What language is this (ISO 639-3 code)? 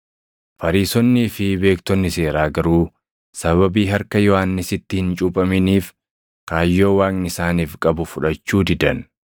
orm